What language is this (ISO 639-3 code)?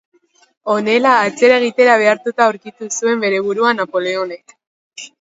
eus